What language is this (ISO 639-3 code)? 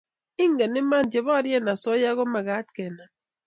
kln